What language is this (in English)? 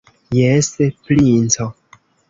Esperanto